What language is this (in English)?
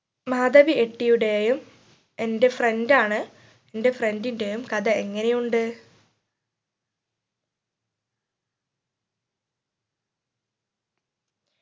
Malayalam